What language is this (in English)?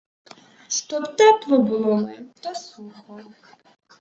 Ukrainian